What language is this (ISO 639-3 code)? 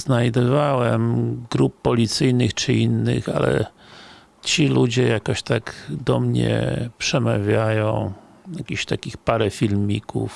pol